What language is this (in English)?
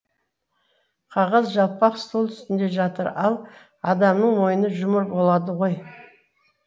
Kazakh